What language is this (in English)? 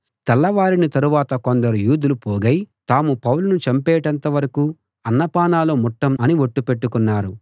Telugu